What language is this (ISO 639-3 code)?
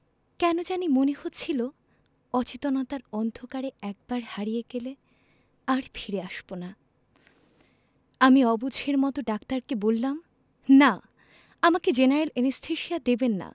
ben